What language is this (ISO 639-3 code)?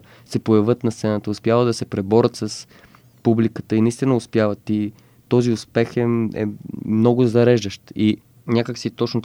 bul